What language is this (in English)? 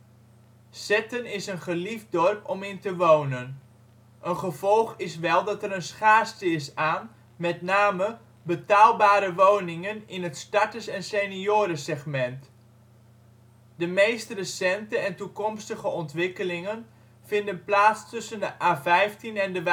Dutch